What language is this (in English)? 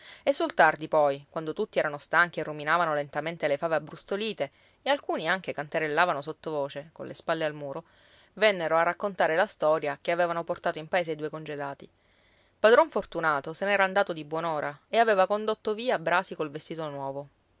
Italian